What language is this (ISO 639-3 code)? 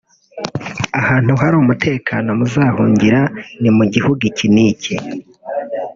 kin